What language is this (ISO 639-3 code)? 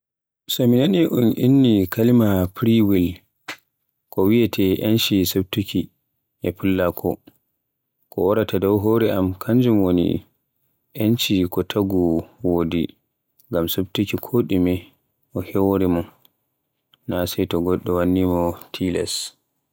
fue